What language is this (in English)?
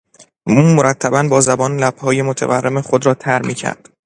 Persian